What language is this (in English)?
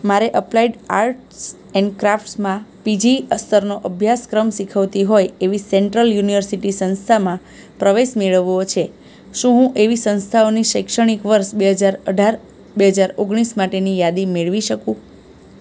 Gujarati